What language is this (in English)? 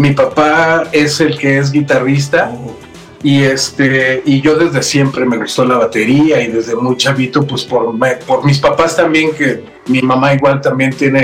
Spanish